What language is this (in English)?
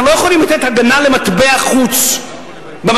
Hebrew